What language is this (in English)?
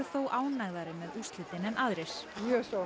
Icelandic